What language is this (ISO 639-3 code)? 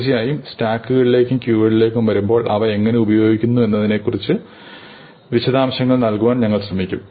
mal